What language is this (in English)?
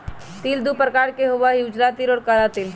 Magahi